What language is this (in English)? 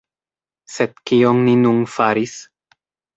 Esperanto